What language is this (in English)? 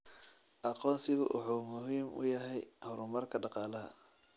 Somali